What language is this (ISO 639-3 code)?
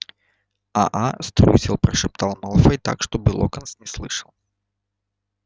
rus